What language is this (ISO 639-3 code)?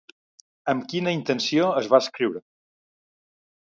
cat